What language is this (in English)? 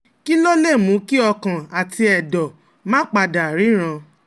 Yoruba